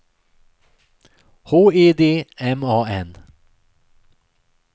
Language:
Swedish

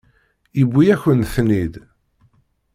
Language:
Kabyle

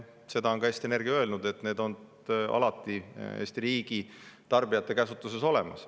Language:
Estonian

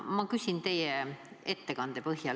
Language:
Estonian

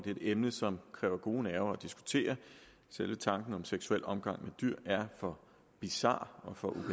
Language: Danish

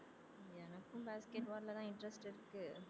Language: Tamil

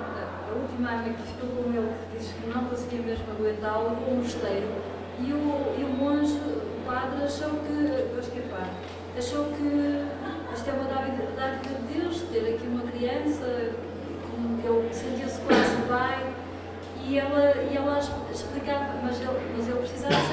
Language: Portuguese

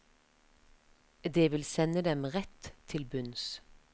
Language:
Norwegian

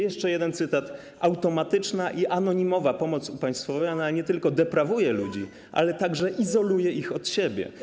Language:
Polish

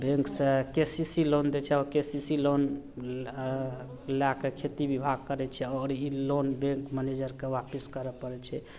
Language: Maithili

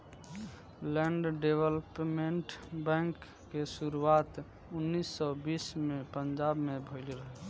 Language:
Bhojpuri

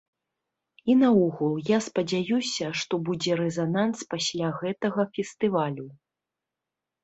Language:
Belarusian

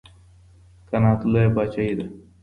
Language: Pashto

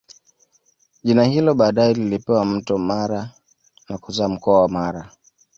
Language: Swahili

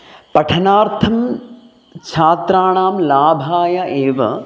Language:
Sanskrit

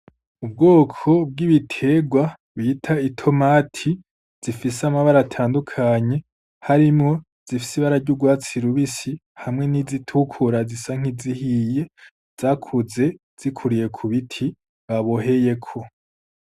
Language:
Rundi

